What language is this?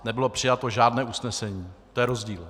Czech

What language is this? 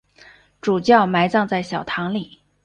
Chinese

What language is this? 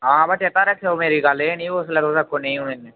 Dogri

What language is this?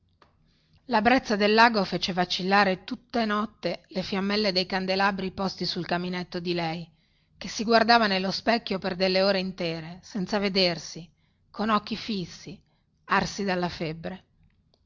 Italian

